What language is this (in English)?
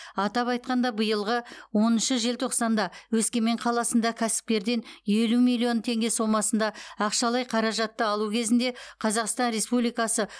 Kazakh